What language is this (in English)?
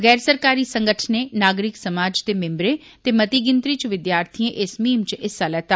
Dogri